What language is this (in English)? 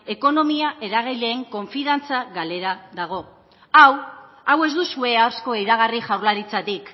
Basque